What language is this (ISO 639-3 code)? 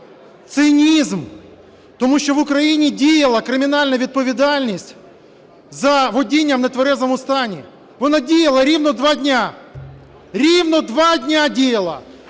ukr